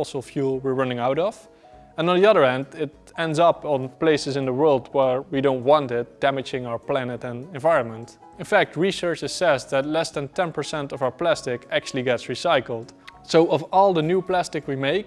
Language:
English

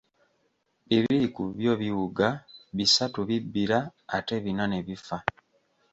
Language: Ganda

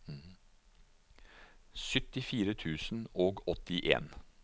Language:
Norwegian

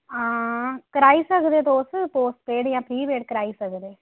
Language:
Dogri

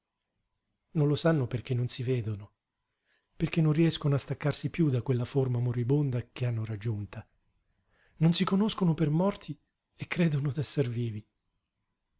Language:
Italian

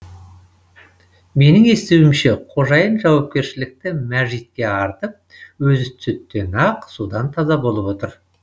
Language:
Kazakh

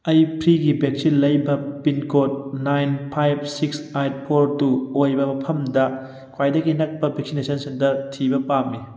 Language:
Manipuri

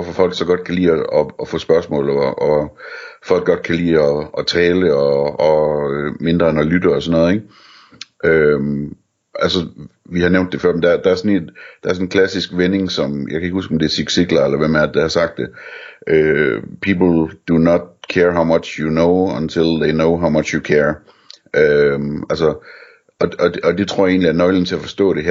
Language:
Danish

